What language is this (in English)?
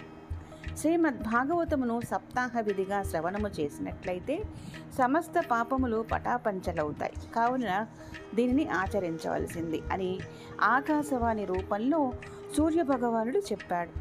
Telugu